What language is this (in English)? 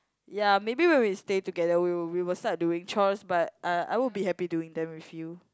English